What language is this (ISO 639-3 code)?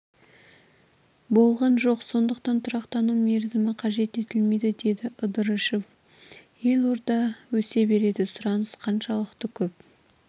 kaz